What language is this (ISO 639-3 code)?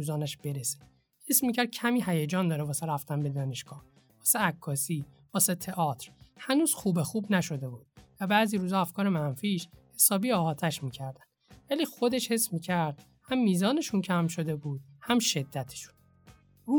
fas